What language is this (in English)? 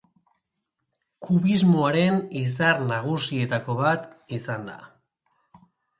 Basque